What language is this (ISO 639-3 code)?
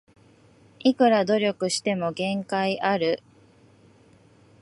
jpn